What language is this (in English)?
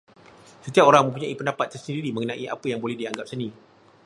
Malay